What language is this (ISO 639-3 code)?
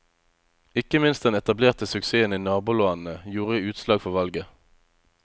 nor